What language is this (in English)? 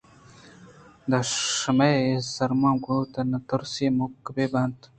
Eastern Balochi